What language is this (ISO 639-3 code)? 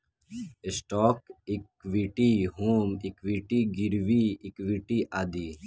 bho